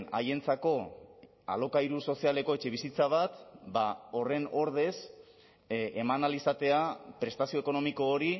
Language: Basque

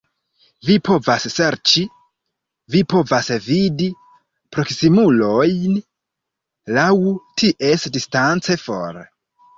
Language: Esperanto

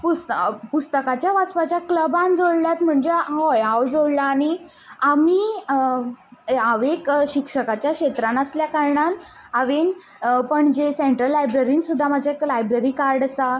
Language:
Konkani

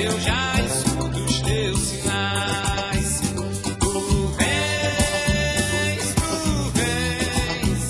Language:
Portuguese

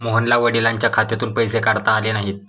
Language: Marathi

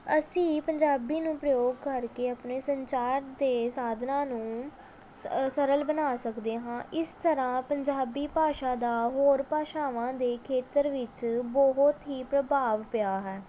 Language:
Punjabi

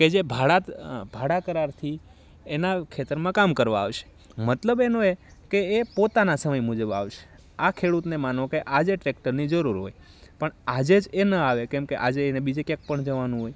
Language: Gujarati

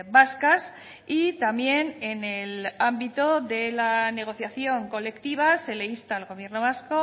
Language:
Spanish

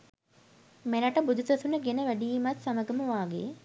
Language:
Sinhala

